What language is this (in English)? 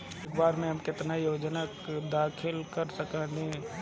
Bhojpuri